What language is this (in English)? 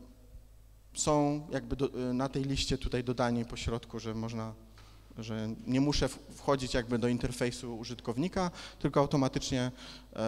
Polish